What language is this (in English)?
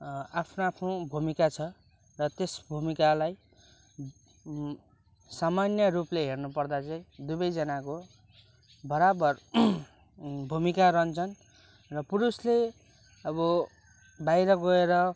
Nepali